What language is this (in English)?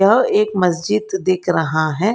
Hindi